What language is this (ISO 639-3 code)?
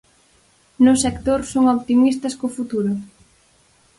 glg